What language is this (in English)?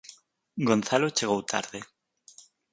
Galician